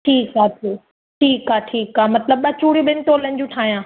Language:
Sindhi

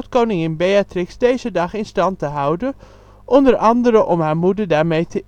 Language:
Dutch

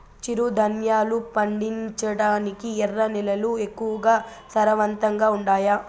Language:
Telugu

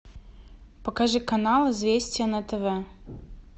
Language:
Russian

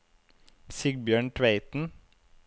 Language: Norwegian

